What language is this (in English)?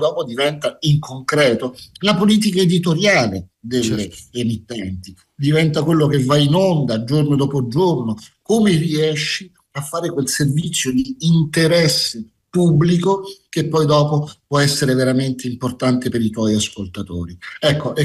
Italian